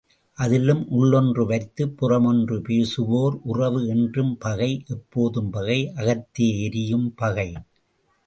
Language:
Tamil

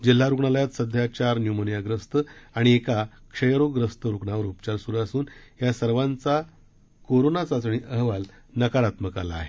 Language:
Marathi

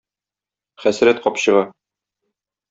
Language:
Tatar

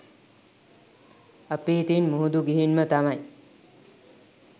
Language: Sinhala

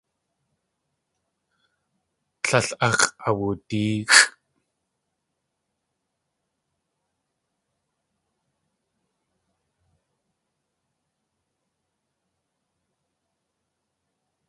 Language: Tlingit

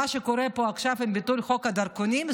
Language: Hebrew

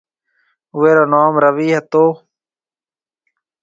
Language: Marwari (Pakistan)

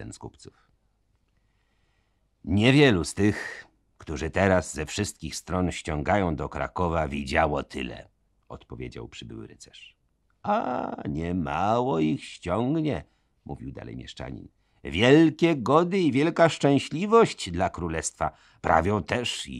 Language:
Polish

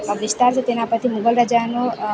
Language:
Gujarati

